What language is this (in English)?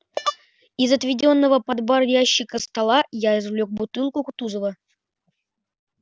Russian